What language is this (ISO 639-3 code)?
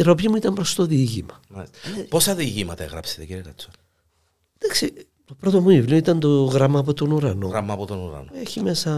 ell